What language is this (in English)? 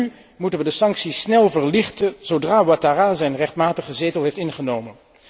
Dutch